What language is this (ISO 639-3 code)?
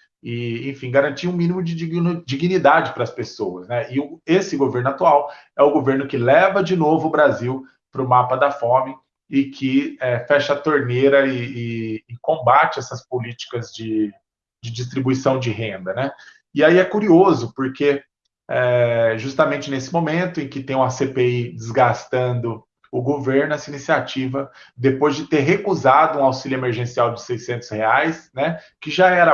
por